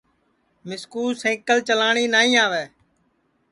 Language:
Sansi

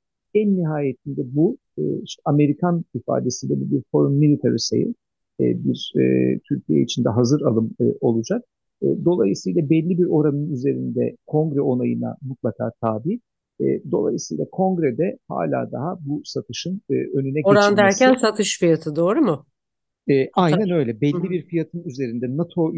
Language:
Turkish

